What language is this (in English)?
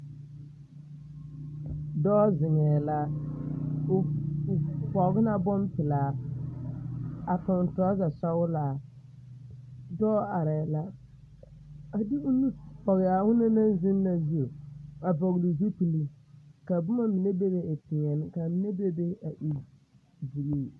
Southern Dagaare